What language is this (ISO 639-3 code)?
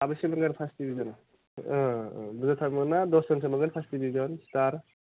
brx